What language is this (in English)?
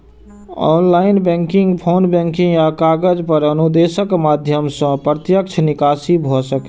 Maithili